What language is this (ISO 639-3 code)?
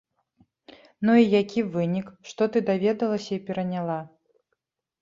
bel